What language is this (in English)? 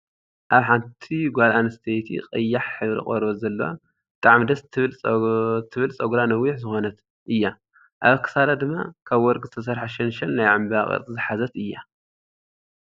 Tigrinya